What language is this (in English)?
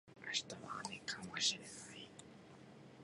Japanese